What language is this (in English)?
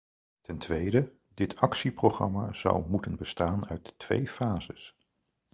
Dutch